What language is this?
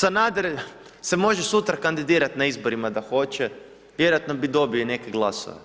Croatian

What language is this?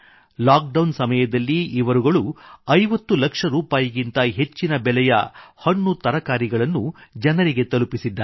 Kannada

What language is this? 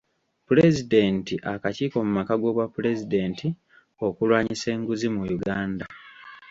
Ganda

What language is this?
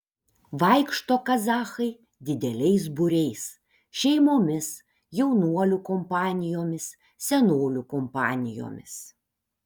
Lithuanian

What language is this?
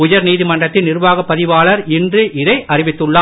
Tamil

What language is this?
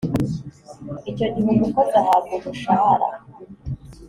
Kinyarwanda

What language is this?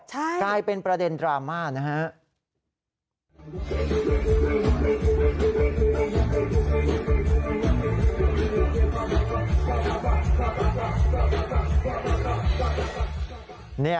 Thai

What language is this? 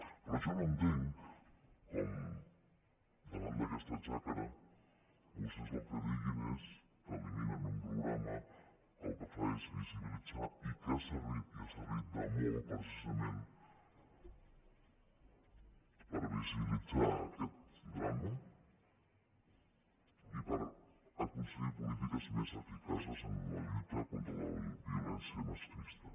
Catalan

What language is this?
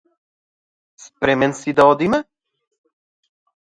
Macedonian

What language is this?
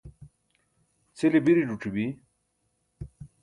Burushaski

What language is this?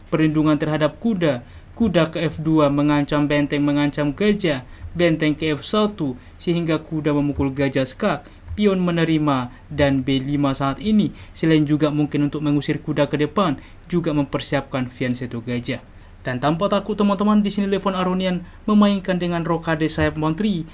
Indonesian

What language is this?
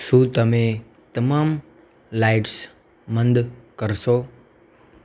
Gujarati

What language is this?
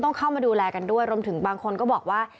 Thai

